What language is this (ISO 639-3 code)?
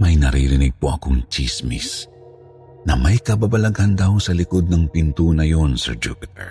fil